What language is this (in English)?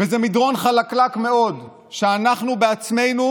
Hebrew